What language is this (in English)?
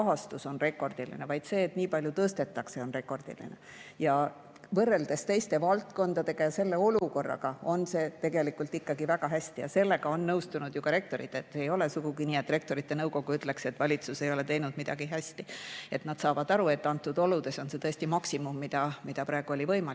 Estonian